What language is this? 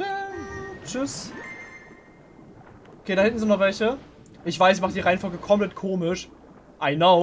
German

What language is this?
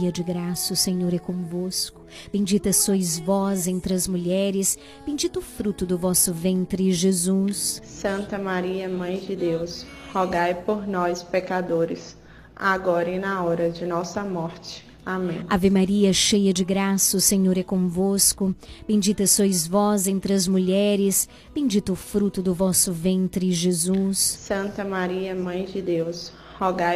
Portuguese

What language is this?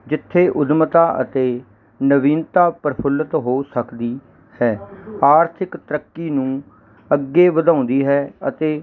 Punjabi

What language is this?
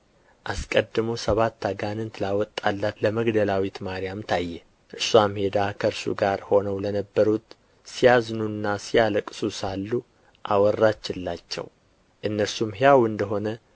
Amharic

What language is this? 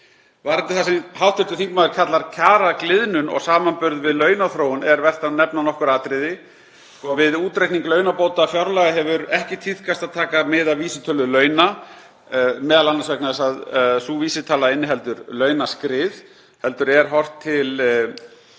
Icelandic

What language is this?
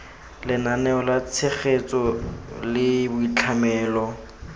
Tswana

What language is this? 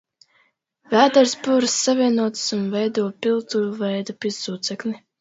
Latvian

